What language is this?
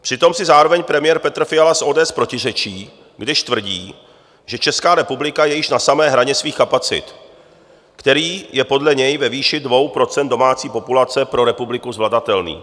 Czech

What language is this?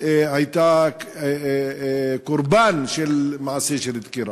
Hebrew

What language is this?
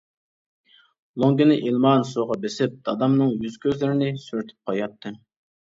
Uyghur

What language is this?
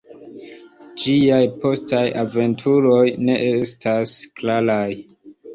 Esperanto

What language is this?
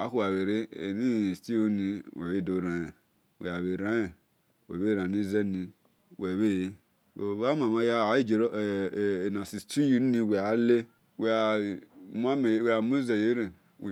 Esan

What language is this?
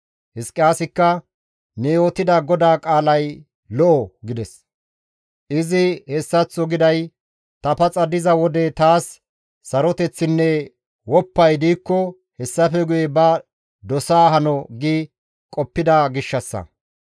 Gamo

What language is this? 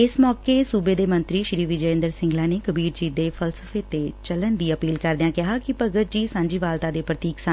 Punjabi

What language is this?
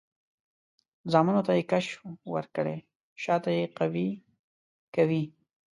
Pashto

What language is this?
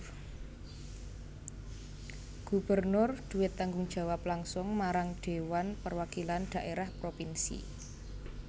Javanese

